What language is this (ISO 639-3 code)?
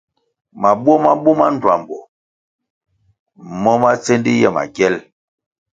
nmg